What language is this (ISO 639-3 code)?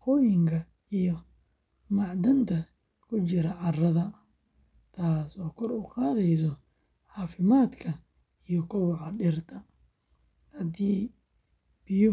som